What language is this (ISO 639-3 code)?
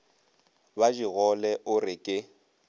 nso